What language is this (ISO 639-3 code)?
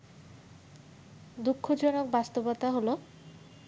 ben